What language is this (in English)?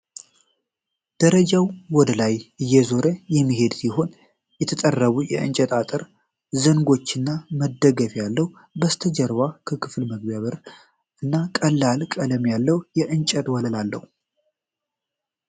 Amharic